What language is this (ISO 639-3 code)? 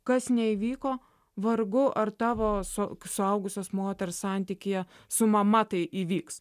lit